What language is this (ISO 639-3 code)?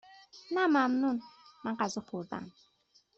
fas